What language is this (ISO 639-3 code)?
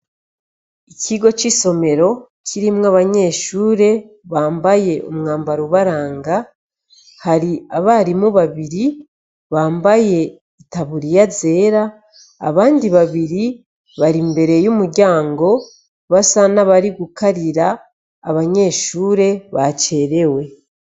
run